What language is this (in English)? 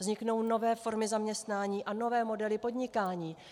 Czech